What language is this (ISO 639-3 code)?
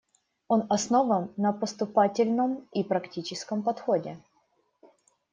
rus